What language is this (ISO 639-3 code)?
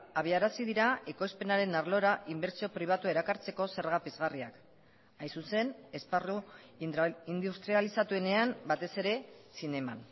eus